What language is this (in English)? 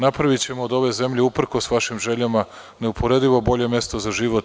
Serbian